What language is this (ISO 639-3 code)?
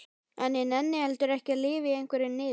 isl